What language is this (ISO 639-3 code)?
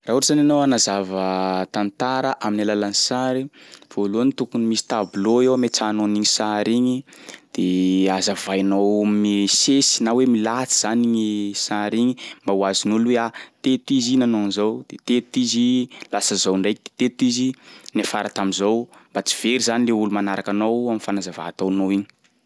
skg